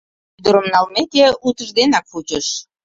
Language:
Mari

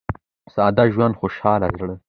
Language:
Pashto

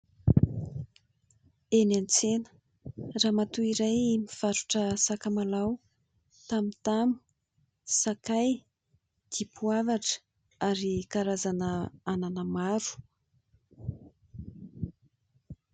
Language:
Malagasy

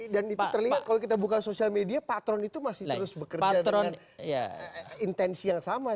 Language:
Indonesian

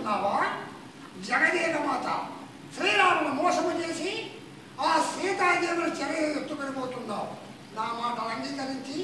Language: Telugu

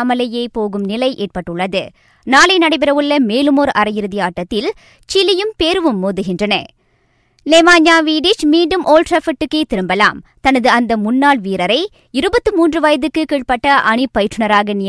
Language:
Tamil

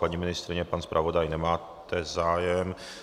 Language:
Czech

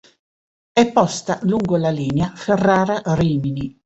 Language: Italian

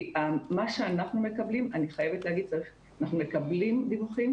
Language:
Hebrew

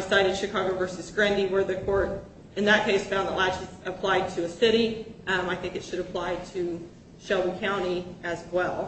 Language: English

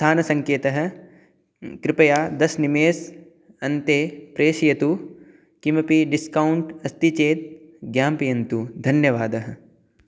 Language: Sanskrit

